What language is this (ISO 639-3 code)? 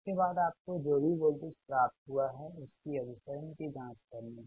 hin